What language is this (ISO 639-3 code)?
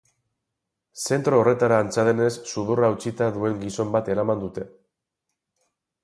eus